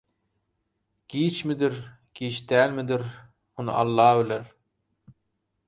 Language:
Turkmen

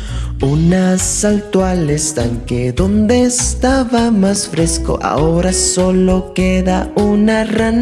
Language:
Spanish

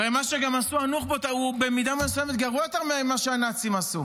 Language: Hebrew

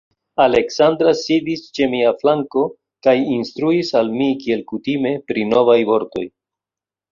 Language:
Esperanto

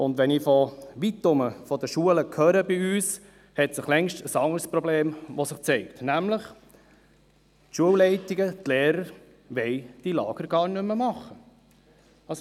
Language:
Swiss German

